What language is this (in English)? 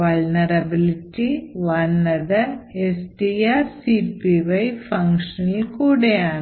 Malayalam